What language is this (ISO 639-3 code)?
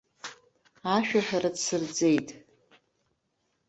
abk